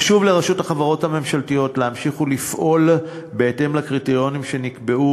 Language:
Hebrew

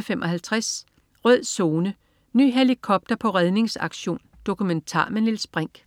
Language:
Danish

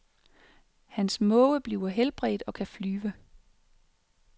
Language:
Danish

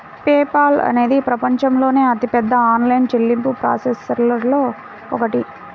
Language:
Telugu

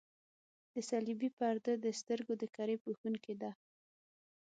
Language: Pashto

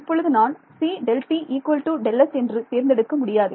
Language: Tamil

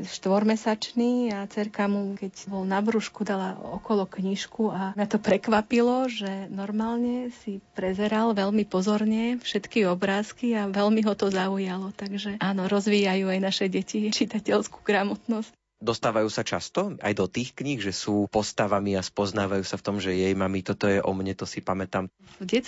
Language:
Slovak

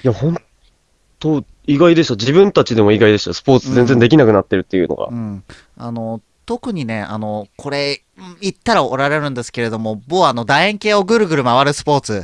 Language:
Japanese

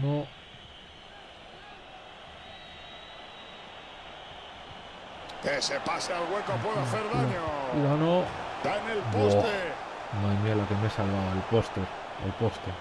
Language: Spanish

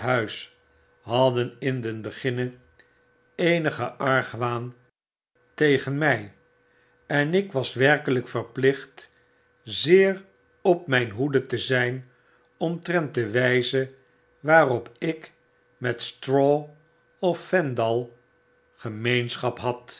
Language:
Dutch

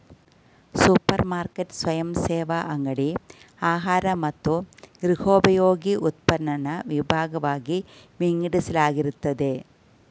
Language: Kannada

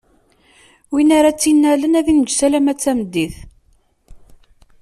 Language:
Kabyle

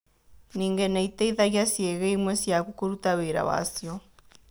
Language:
Kikuyu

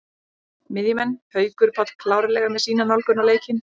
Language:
Icelandic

